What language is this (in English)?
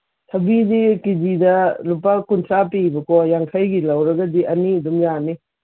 Manipuri